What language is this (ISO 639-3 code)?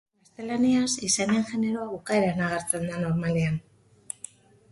eus